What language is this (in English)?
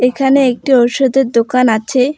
Bangla